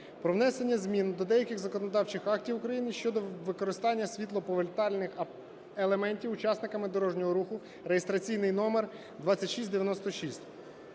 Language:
Ukrainian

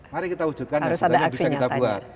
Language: Indonesian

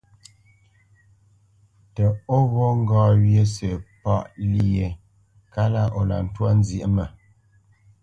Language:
Bamenyam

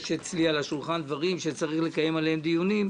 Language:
Hebrew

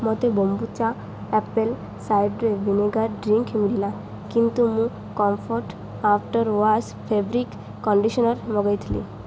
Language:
Odia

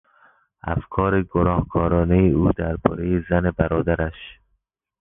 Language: Persian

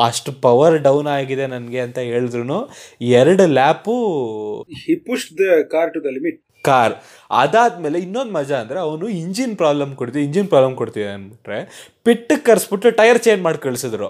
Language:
Kannada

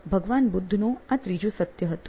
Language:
Gujarati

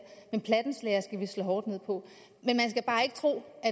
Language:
Danish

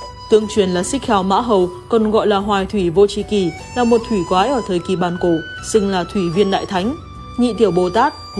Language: Vietnamese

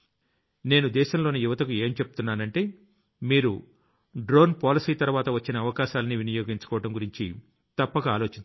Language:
Telugu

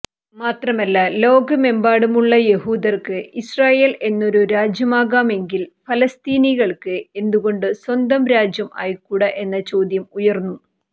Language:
Malayalam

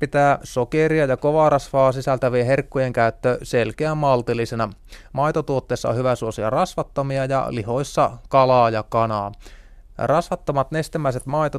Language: Finnish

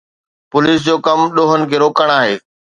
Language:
Sindhi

